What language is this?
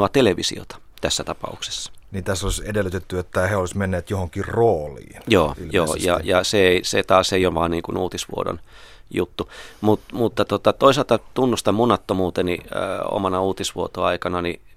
Finnish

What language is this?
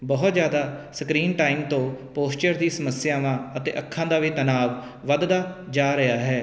Punjabi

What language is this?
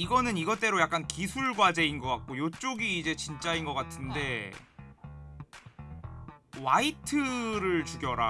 Korean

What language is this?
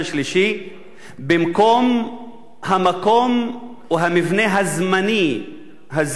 Hebrew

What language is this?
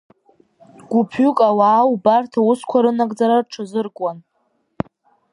Abkhazian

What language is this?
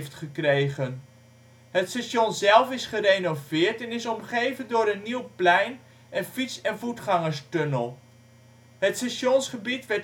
Dutch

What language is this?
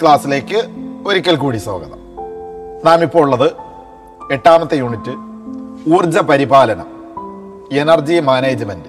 Malayalam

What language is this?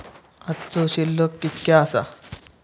Marathi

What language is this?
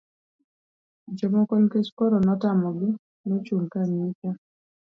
Luo (Kenya and Tanzania)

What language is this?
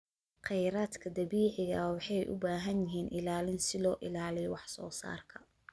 Somali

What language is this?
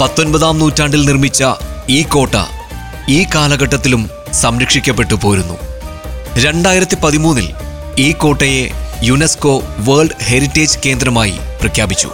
Malayalam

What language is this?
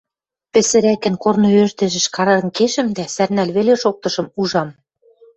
Western Mari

